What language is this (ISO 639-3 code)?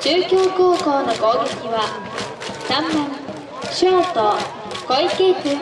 jpn